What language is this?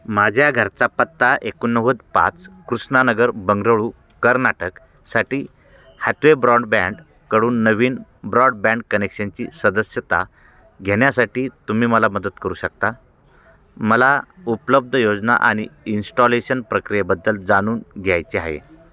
Marathi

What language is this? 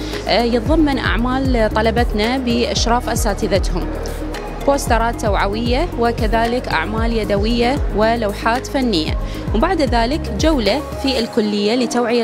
Arabic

